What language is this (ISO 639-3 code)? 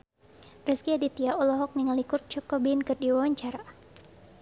sun